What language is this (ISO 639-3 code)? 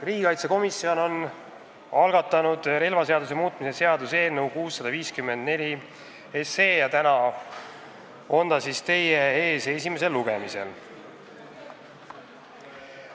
est